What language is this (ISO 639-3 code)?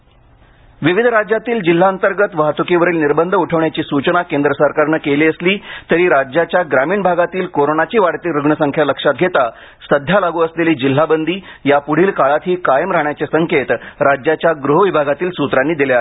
mar